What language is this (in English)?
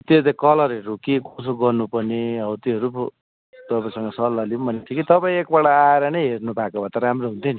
Nepali